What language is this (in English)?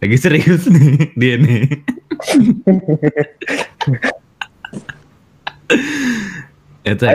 Indonesian